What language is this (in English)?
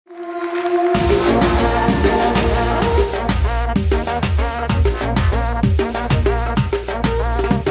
Persian